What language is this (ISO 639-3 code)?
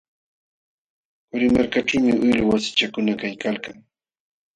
qxw